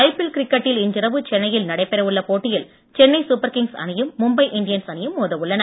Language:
Tamil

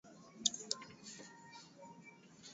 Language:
Swahili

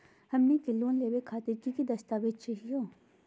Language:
Magahi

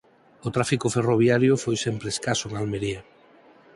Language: Galician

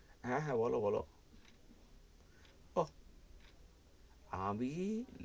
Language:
Bangla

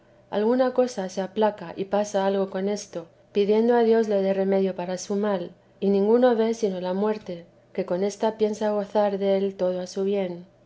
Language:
Spanish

